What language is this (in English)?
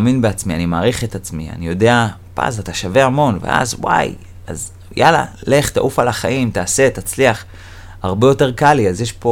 Hebrew